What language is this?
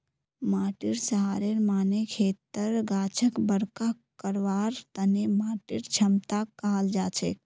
Magahi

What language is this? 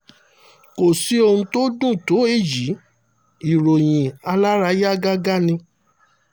Yoruba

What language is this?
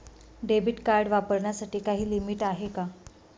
Marathi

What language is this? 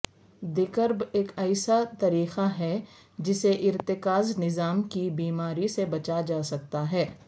Urdu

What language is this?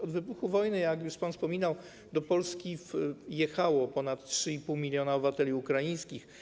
Polish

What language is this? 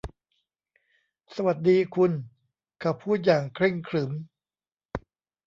Thai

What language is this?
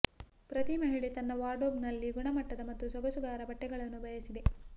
Kannada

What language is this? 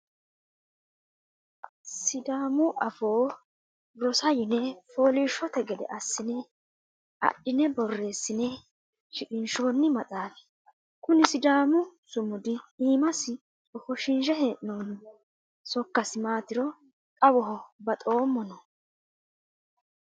Sidamo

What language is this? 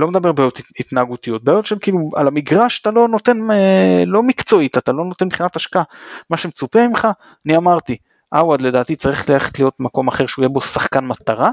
Hebrew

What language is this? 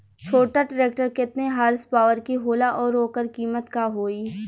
Bhojpuri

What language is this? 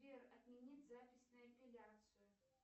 Russian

